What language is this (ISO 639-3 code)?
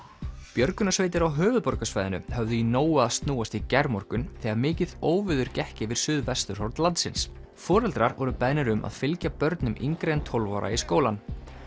isl